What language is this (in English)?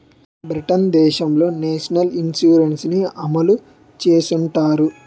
Telugu